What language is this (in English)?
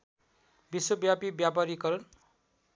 Nepali